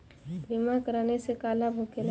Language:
Bhojpuri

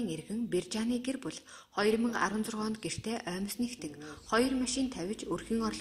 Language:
Romanian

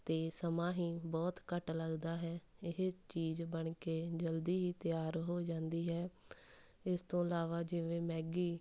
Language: Punjabi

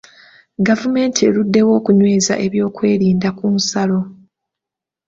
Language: Ganda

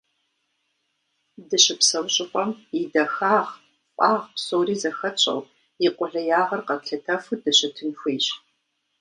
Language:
Kabardian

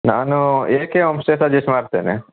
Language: Kannada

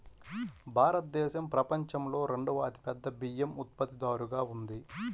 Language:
Telugu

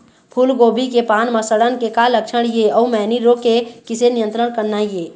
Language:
Chhattisgarhi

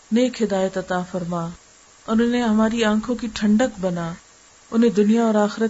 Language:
Urdu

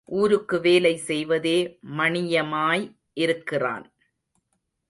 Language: Tamil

